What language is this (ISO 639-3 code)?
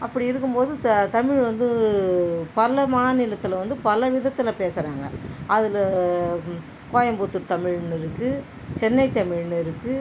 tam